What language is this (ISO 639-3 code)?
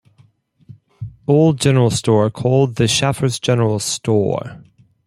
eng